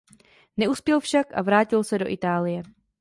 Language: Czech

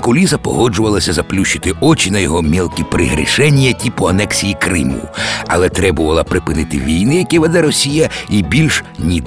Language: Ukrainian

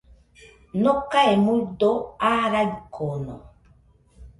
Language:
Nüpode Huitoto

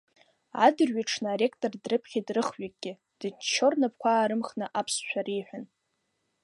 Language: Abkhazian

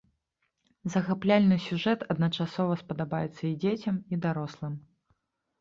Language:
Belarusian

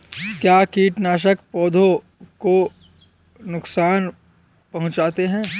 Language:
Hindi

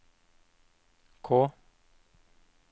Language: Norwegian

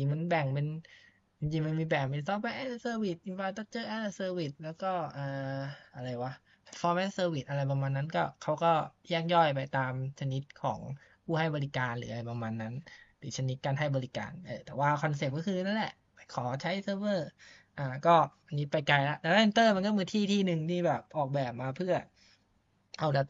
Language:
Thai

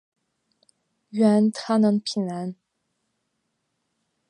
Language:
Chinese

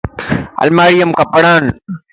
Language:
Lasi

